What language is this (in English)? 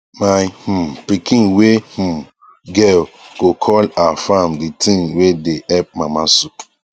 Nigerian Pidgin